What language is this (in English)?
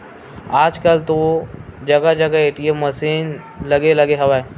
Chhattisgarhi